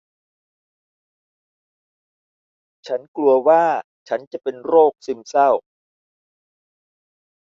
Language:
Thai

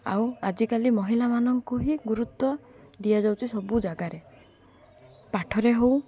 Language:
Odia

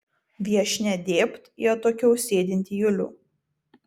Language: Lithuanian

